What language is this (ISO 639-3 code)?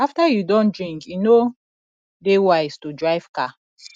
pcm